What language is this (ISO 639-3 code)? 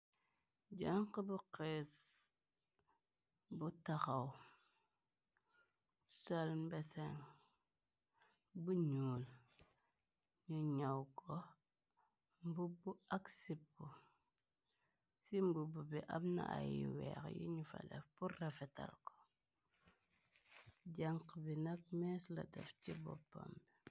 wol